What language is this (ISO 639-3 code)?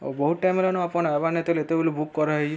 ori